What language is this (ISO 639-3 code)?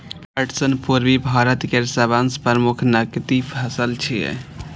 mai